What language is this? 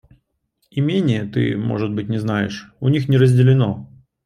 Russian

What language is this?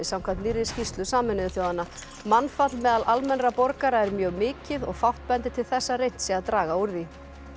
Icelandic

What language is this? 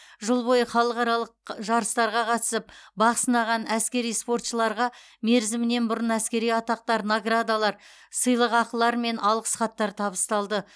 Kazakh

